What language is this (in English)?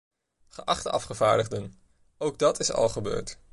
Dutch